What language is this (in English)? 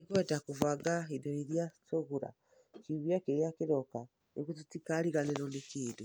Kikuyu